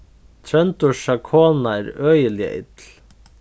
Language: Faroese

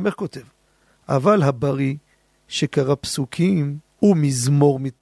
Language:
Hebrew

